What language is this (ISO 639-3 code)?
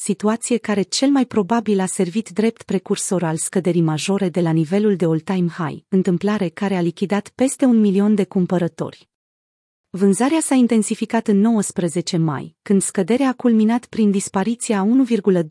ron